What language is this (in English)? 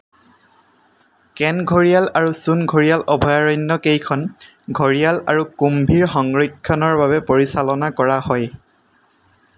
Assamese